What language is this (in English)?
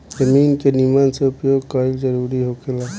Bhojpuri